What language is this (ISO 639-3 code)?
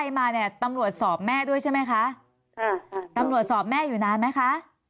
tha